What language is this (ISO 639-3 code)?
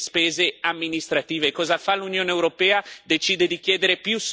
ita